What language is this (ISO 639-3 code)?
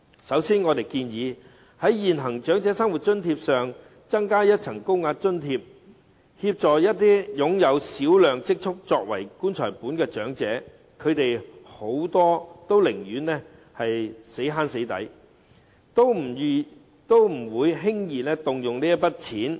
yue